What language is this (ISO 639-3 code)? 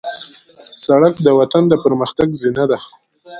pus